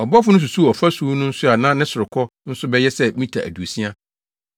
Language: Akan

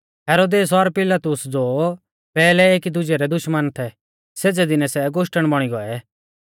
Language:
Mahasu Pahari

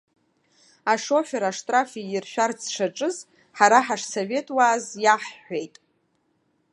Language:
Abkhazian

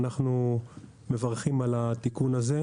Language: Hebrew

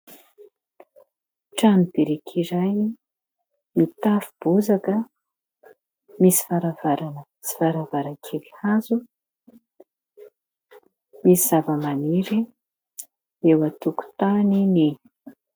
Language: Malagasy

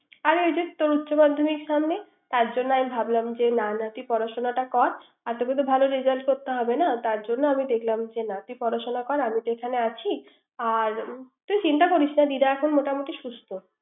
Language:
Bangla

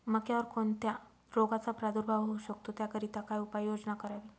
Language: Marathi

